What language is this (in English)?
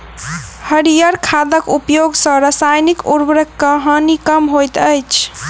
Maithili